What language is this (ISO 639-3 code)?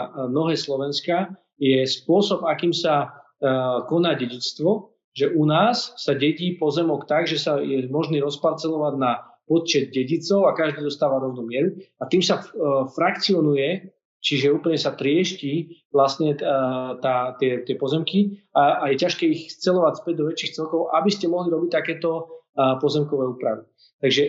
slk